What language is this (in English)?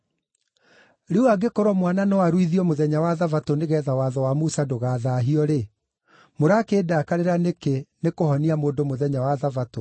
Kikuyu